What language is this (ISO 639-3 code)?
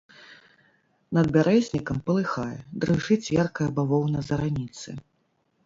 bel